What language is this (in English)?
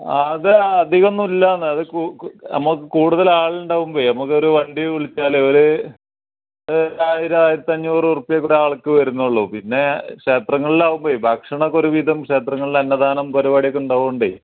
Malayalam